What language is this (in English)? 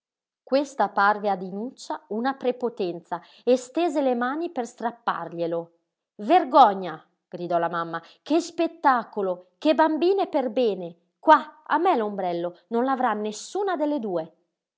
Italian